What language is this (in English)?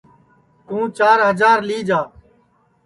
Sansi